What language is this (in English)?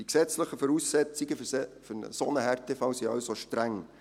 Swiss German